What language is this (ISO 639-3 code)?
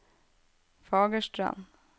nor